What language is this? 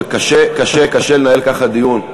Hebrew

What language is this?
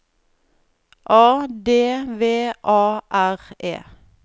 Norwegian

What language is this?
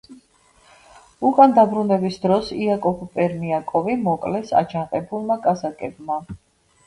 Georgian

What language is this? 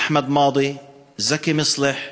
Hebrew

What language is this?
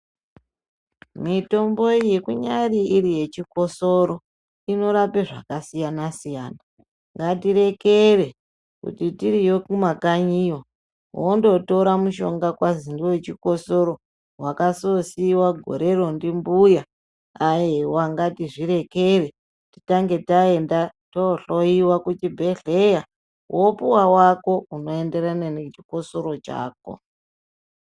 Ndau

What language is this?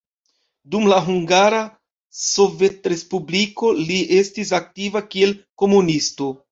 Esperanto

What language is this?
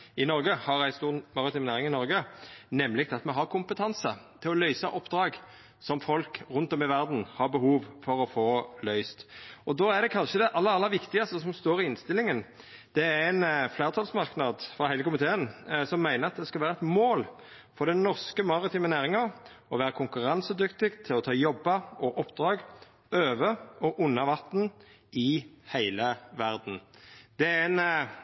Norwegian Nynorsk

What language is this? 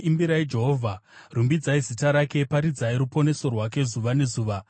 Shona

